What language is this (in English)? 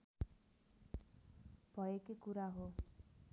Nepali